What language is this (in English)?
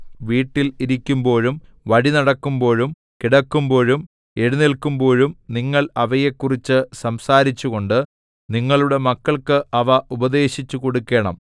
Malayalam